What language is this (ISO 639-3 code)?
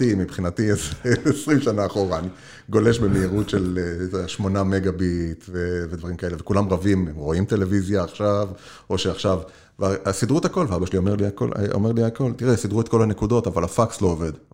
heb